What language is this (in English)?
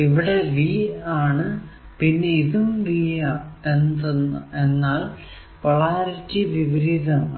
Malayalam